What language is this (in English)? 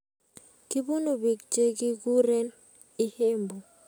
Kalenjin